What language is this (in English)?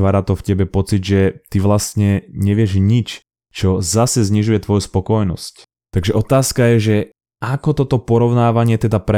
Slovak